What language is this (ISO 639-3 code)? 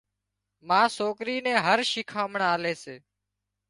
kxp